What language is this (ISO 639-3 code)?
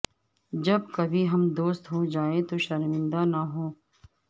urd